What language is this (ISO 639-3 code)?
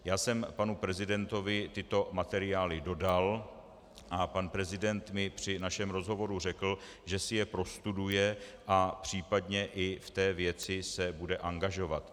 ces